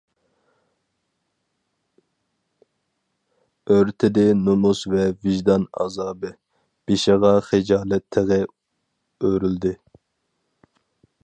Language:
Uyghur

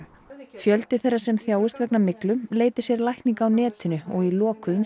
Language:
Icelandic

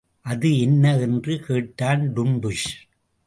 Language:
Tamil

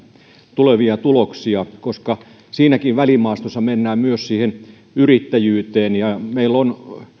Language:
Finnish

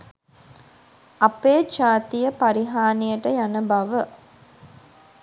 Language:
Sinhala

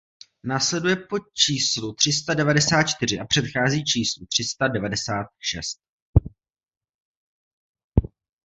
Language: Czech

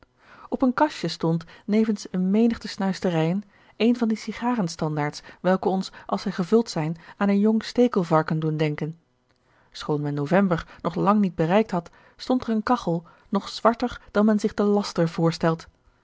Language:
Dutch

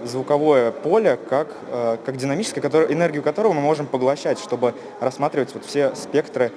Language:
Russian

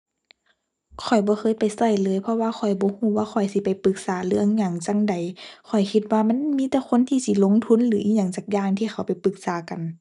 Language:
Thai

